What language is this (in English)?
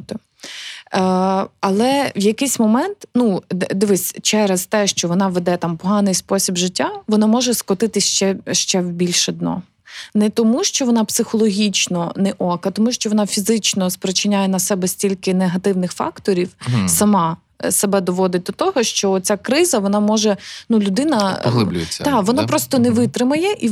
Ukrainian